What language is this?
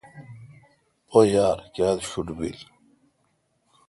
Kalkoti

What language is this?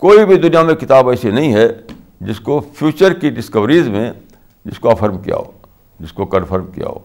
Urdu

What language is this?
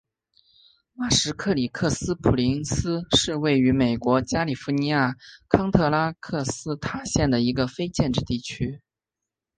Chinese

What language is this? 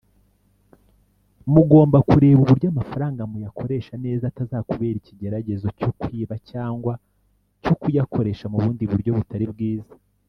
Kinyarwanda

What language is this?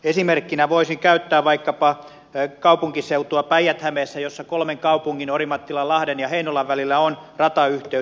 Finnish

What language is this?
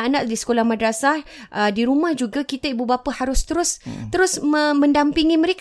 Malay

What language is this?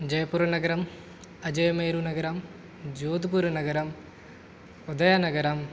Sanskrit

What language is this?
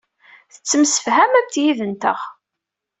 Kabyle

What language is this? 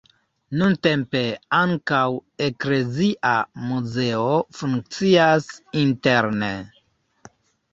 Esperanto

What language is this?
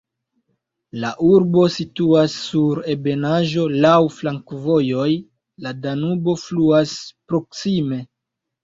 Esperanto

